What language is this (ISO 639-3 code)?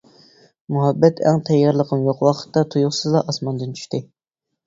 uig